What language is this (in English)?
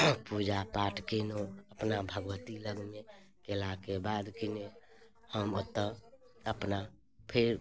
Maithili